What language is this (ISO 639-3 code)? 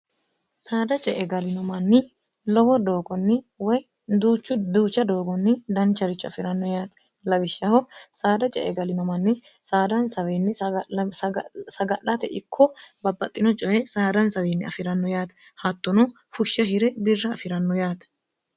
sid